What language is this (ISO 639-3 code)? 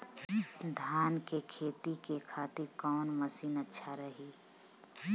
bho